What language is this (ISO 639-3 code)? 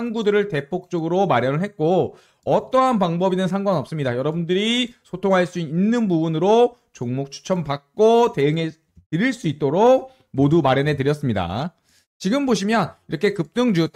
kor